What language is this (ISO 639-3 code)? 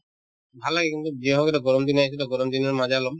asm